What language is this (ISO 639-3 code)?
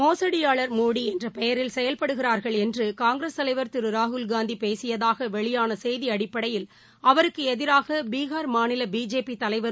tam